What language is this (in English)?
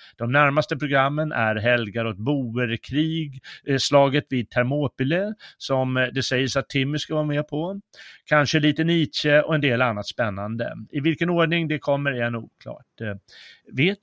Swedish